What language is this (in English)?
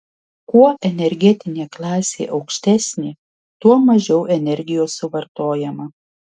Lithuanian